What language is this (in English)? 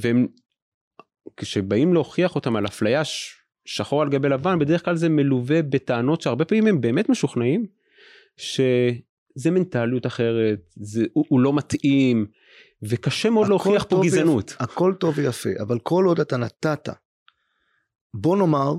Hebrew